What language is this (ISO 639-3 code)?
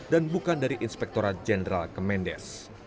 ind